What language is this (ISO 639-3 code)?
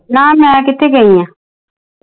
pan